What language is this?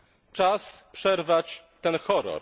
Polish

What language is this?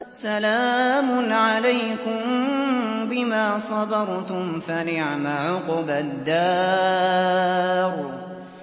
Arabic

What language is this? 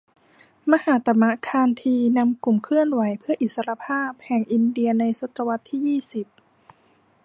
Thai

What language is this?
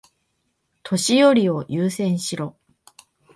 Japanese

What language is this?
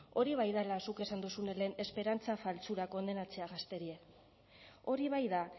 Basque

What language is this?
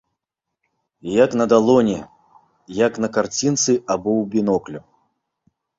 Belarusian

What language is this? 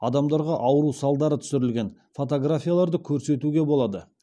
Kazakh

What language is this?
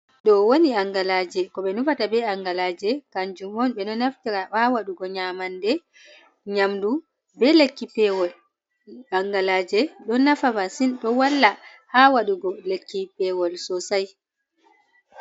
Fula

